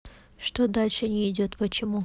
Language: Russian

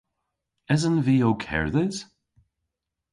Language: Cornish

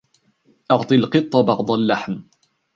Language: Arabic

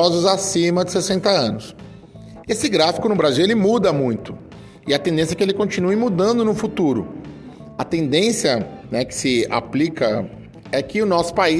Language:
Portuguese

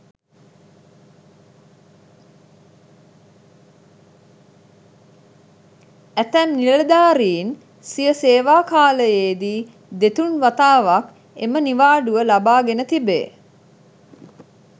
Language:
Sinhala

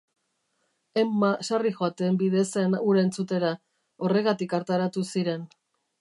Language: Basque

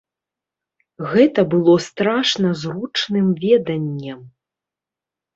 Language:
Belarusian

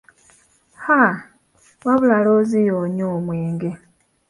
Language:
Ganda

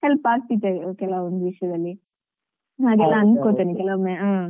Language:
Kannada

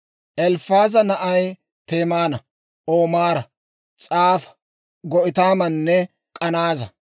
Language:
Dawro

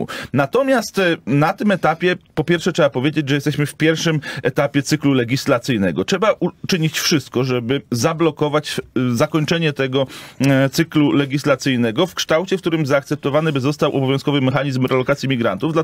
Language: Polish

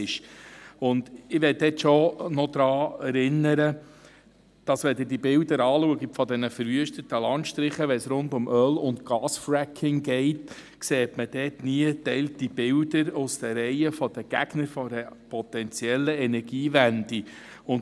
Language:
Swiss German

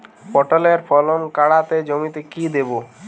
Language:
Bangla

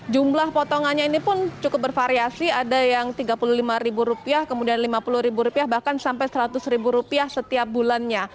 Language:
Indonesian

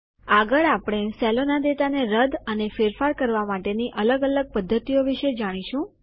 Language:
Gujarati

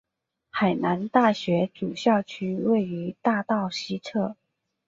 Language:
Chinese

